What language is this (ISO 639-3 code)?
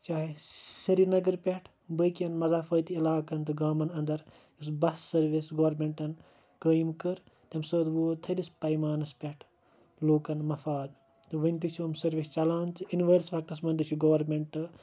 kas